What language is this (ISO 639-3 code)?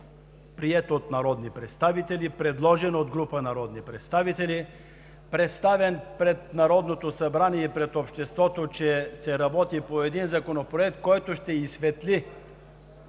bul